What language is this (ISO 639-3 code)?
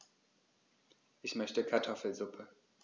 deu